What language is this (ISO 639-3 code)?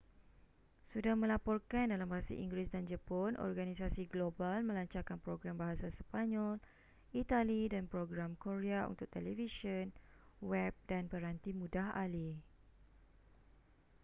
msa